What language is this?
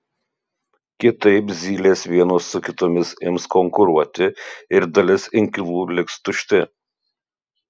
Lithuanian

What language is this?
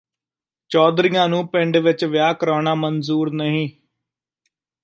Punjabi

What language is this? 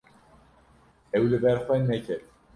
Kurdish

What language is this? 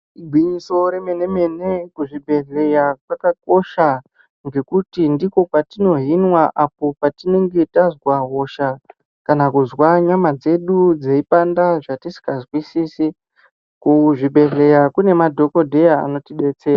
Ndau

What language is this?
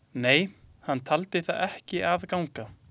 Icelandic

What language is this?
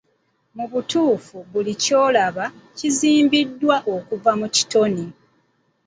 Ganda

